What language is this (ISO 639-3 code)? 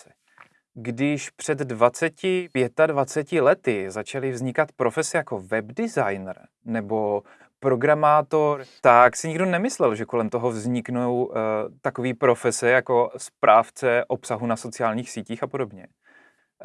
ces